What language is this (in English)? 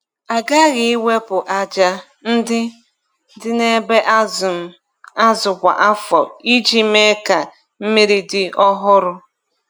Igbo